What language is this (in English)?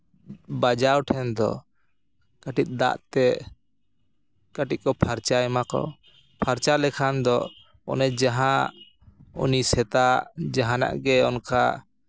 Santali